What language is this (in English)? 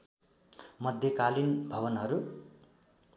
Nepali